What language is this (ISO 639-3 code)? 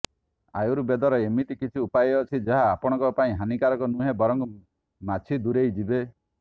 ori